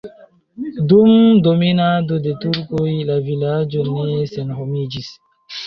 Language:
Esperanto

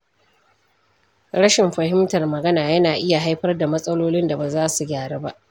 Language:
Hausa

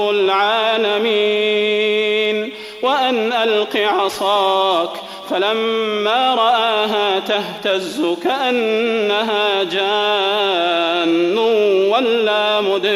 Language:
Arabic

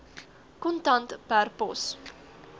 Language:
Afrikaans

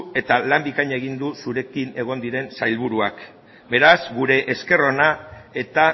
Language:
Basque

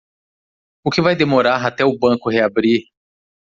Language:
Portuguese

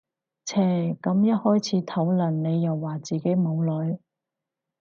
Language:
Cantonese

